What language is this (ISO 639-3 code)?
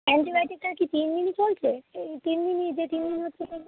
ben